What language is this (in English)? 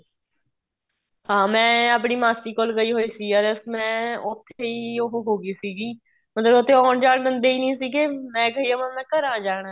Punjabi